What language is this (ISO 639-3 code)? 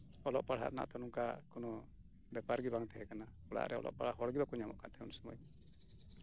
sat